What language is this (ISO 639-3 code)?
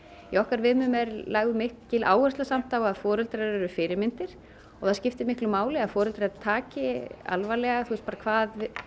isl